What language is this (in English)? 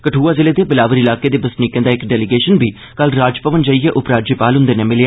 Dogri